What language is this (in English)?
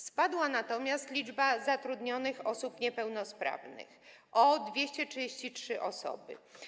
Polish